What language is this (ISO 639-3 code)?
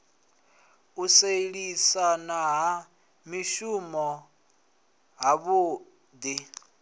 ven